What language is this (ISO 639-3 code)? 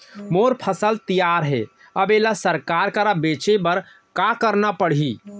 hne